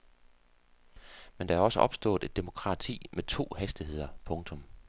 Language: Danish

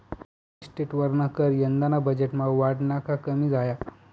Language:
Marathi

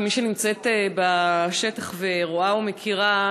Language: Hebrew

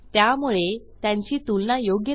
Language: Marathi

